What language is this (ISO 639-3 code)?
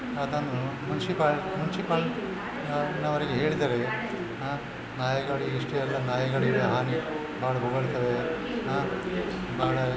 kan